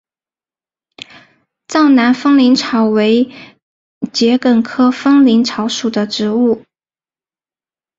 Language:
Chinese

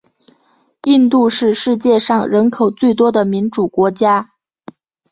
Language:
Chinese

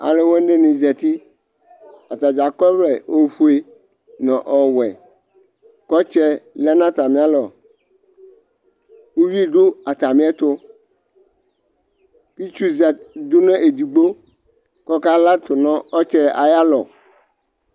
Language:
Ikposo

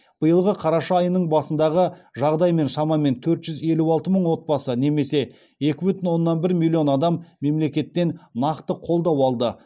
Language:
Kazakh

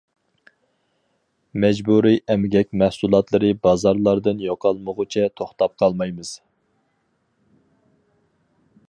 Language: Uyghur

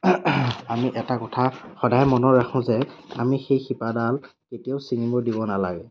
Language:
Assamese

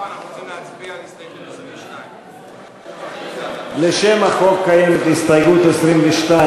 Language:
Hebrew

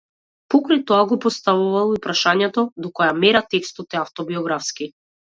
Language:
Macedonian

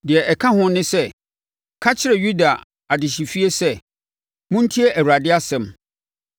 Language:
Akan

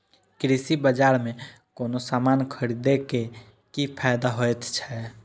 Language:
Maithili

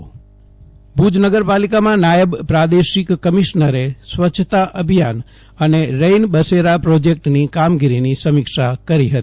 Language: Gujarati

